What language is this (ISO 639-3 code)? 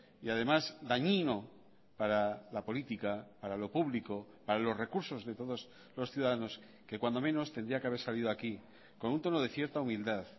spa